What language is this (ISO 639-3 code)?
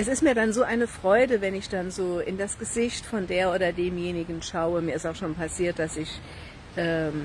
deu